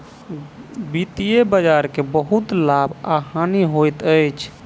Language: Maithili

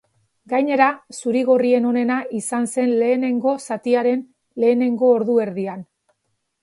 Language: Basque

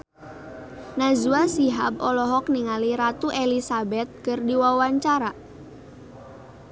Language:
Sundanese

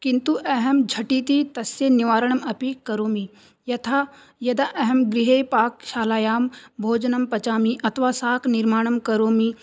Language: Sanskrit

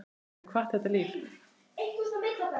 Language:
Icelandic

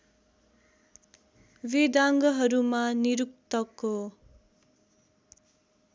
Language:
Nepali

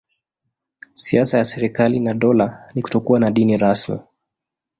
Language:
Swahili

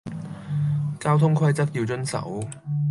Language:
Cantonese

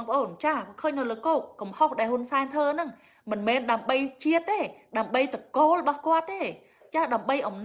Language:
Vietnamese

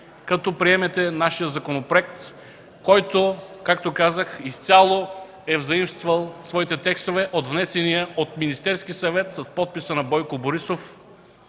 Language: Bulgarian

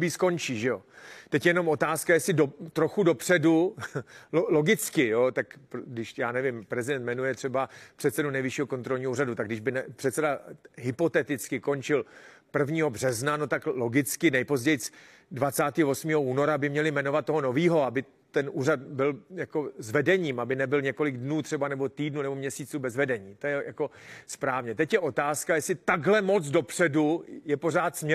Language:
Czech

